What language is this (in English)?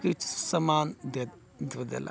Maithili